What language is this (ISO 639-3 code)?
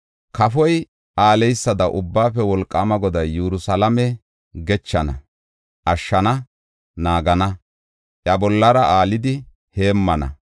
gof